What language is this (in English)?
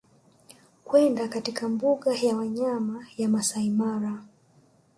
Swahili